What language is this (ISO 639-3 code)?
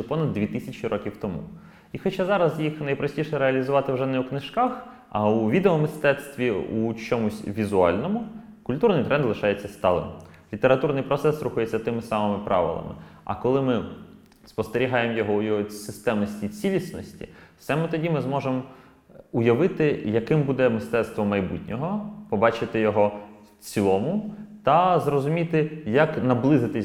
ukr